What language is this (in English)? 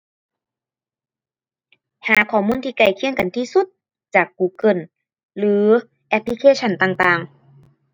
Thai